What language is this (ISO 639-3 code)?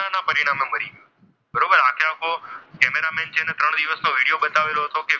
guj